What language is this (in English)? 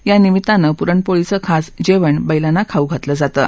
Marathi